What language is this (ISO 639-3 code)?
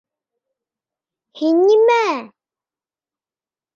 bak